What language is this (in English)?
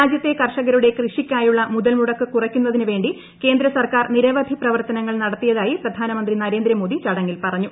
Malayalam